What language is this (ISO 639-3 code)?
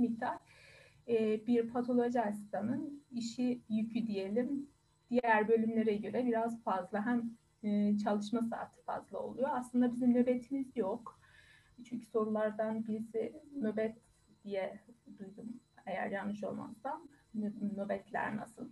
tur